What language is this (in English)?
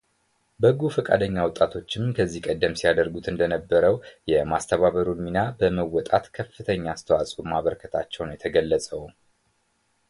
Amharic